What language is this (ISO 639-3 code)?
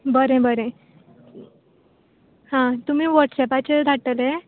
kok